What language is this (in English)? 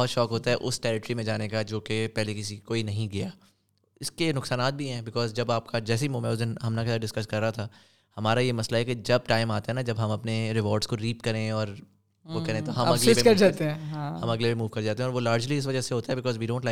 Urdu